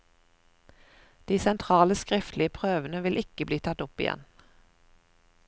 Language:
Norwegian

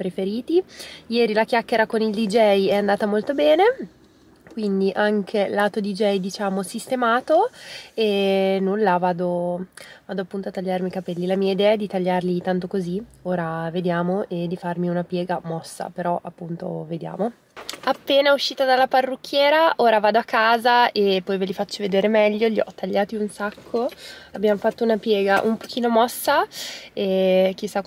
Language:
Italian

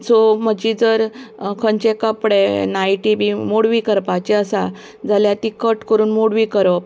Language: Konkani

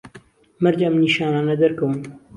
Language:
Central Kurdish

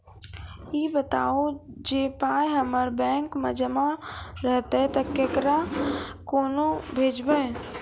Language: Maithili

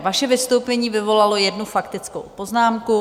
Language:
Czech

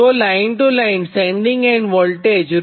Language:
Gujarati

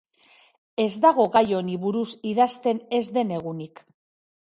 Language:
Basque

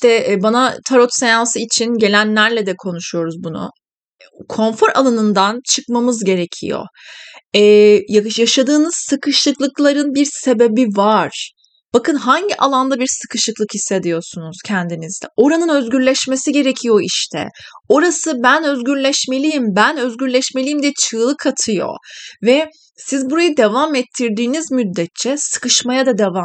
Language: Turkish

